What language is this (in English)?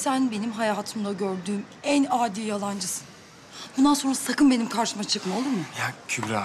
Turkish